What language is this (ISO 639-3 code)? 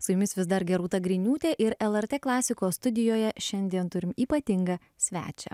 lit